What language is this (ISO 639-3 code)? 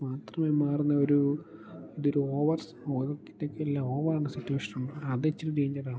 mal